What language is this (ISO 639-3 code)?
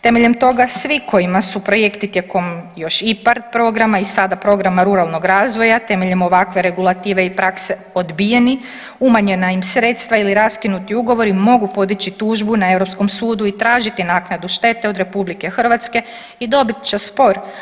hrv